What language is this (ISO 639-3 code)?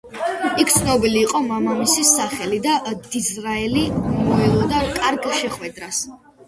kat